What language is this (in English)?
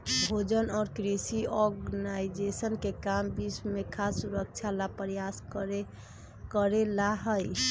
Magahi